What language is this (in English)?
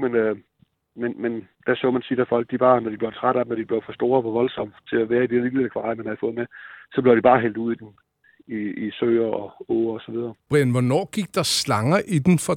Danish